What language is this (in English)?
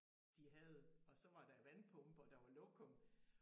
Danish